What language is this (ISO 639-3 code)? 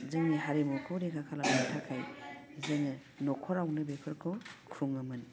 brx